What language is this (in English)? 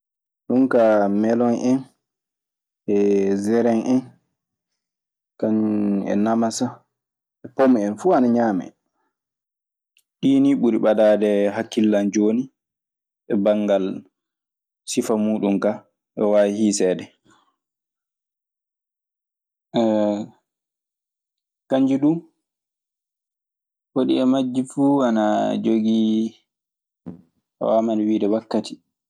Maasina Fulfulde